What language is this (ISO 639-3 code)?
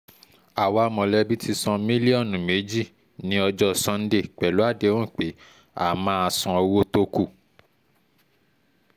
yor